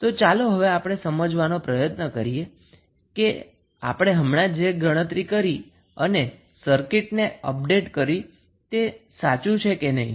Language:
Gujarati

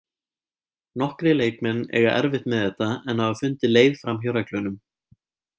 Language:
Icelandic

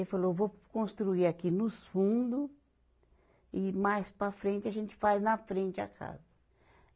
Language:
Portuguese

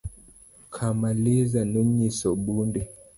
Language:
Luo (Kenya and Tanzania)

